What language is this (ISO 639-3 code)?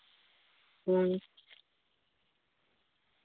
sat